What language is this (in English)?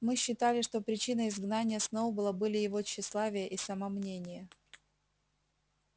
Russian